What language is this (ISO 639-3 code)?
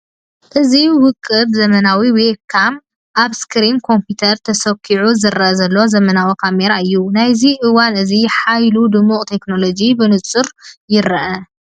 tir